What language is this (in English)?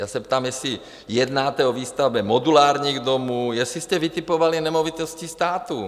Czech